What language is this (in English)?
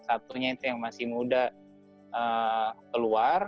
Indonesian